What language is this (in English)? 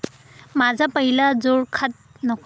Marathi